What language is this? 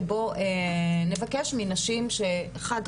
Hebrew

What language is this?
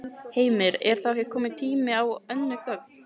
Icelandic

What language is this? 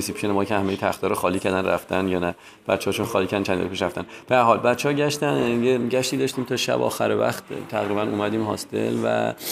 Persian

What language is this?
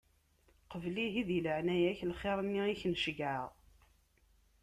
Kabyle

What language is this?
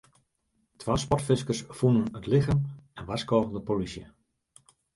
Western Frisian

